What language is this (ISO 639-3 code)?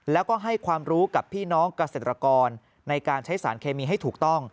tha